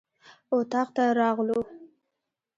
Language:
Pashto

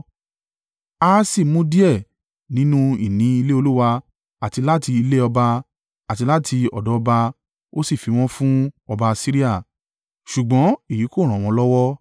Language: Yoruba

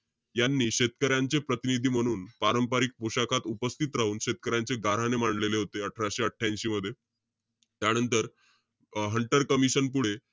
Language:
Marathi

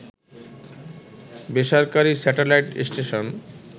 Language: Bangla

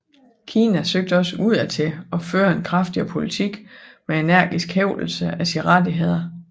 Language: Danish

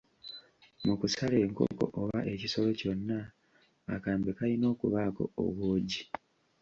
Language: Ganda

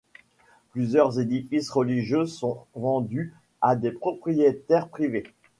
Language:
French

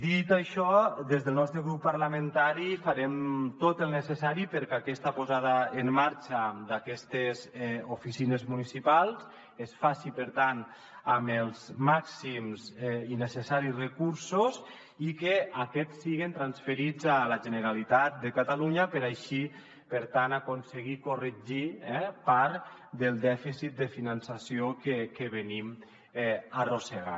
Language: Catalan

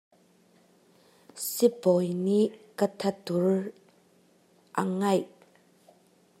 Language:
Hakha Chin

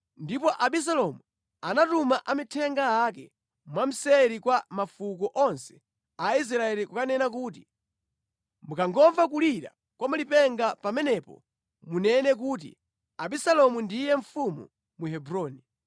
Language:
Nyanja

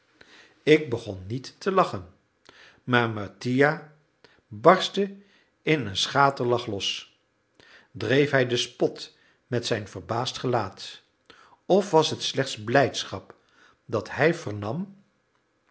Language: Dutch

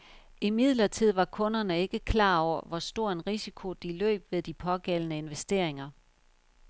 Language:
Danish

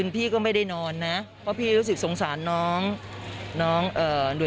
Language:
Thai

